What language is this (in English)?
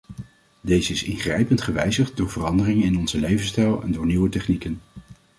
Dutch